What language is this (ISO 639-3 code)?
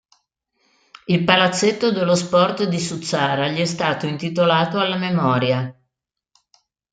ita